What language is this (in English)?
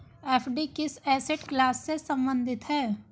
Hindi